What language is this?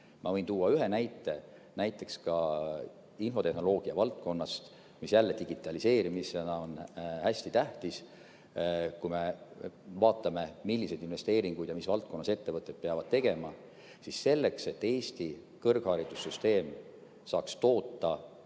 Estonian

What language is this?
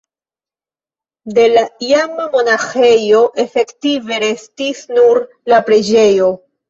Esperanto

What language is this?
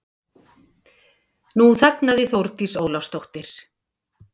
Icelandic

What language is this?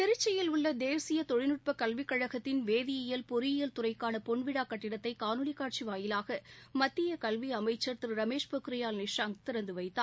Tamil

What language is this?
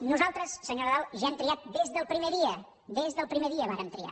Catalan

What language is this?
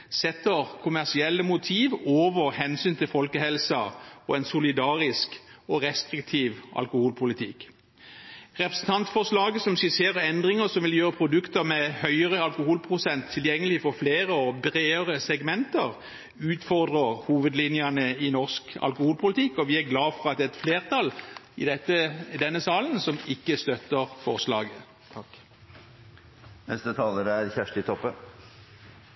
Norwegian Bokmål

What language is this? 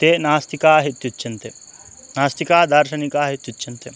Sanskrit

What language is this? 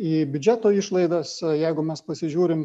Lithuanian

